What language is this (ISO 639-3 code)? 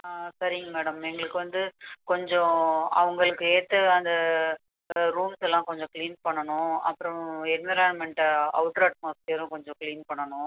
tam